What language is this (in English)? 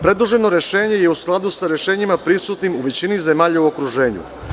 Serbian